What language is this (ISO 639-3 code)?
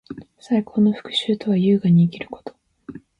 jpn